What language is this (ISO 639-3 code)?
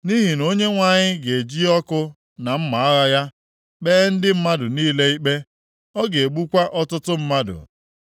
ibo